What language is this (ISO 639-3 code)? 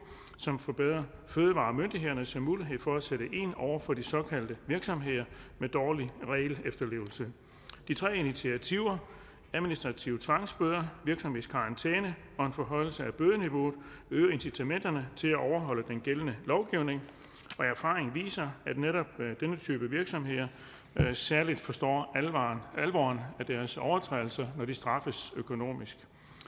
dan